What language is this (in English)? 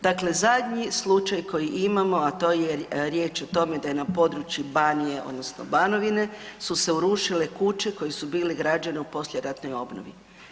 Croatian